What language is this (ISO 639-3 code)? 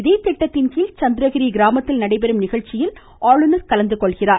tam